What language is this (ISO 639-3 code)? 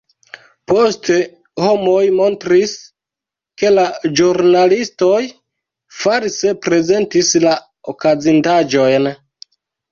epo